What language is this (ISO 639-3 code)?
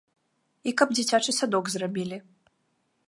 bel